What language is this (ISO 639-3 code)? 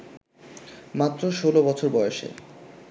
ben